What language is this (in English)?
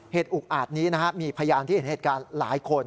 Thai